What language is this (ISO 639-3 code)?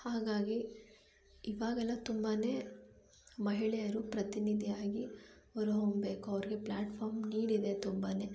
kan